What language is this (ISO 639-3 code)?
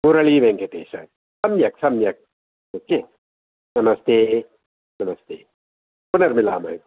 san